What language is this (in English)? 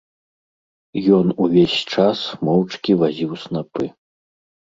Belarusian